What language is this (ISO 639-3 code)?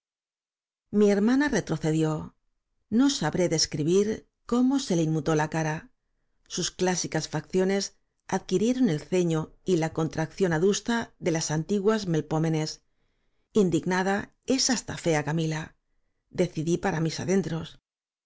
spa